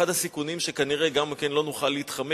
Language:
Hebrew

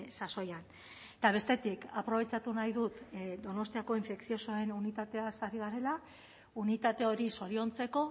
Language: Basque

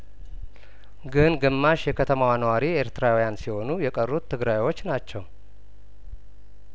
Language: Amharic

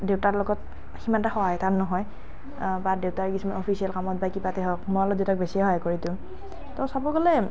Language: Assamese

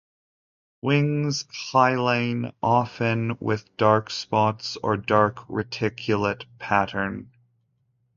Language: English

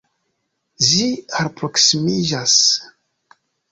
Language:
Esperanto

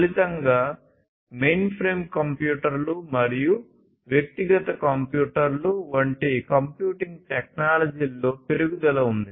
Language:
Telugu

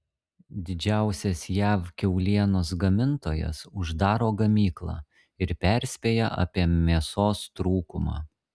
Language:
Lithuanian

